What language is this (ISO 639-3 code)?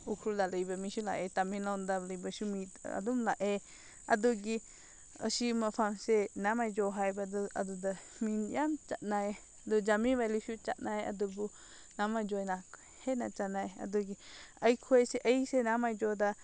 mni